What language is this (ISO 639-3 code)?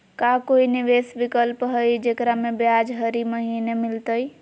mag